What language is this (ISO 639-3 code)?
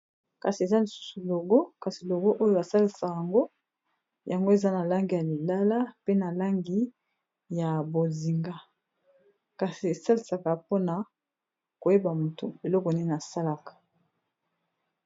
lin